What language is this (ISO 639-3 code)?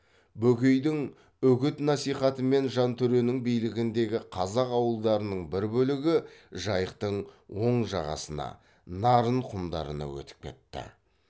kaz